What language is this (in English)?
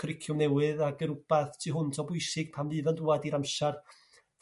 Welsh